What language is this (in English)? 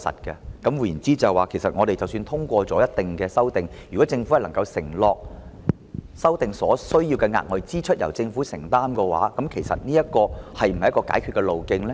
Cantonese